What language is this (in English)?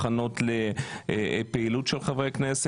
Hebrew